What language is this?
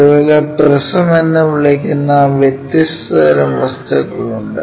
Malayalam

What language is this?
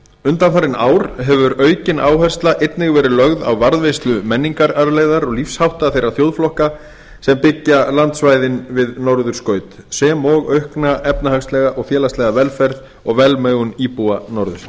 Icelandic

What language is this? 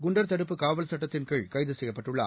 Tamil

